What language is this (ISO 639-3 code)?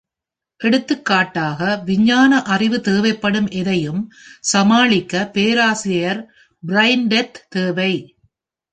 tam